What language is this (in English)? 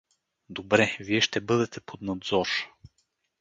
Bulgarian